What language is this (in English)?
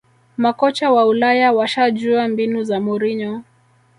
Swahili